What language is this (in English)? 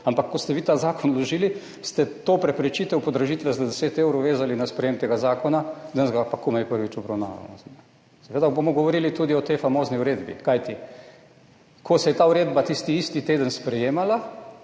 Slovenian